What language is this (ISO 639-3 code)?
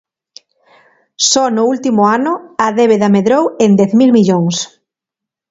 glg